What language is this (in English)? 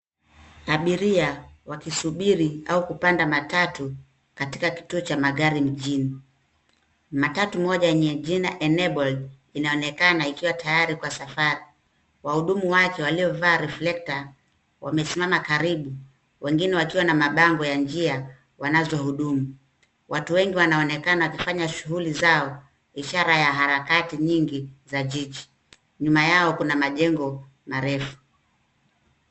Swahili